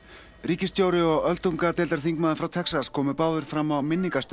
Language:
Icelandic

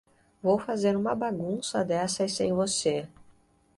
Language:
Portuguese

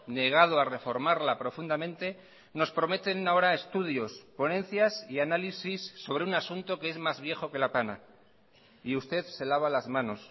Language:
Spanish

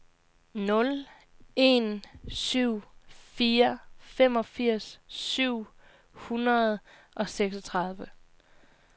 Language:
Danish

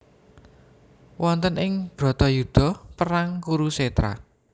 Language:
Javanese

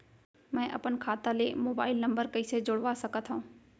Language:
Chhattisgarhi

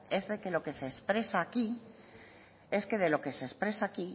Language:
Spanish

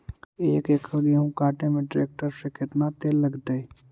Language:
Magahi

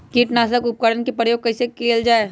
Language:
Magahi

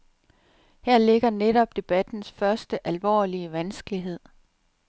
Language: Danish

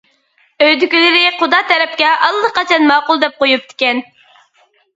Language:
Uyghur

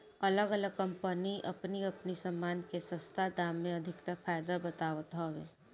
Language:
Bhojpuri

